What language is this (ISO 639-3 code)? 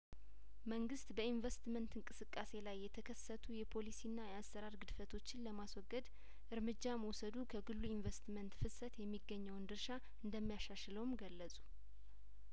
amh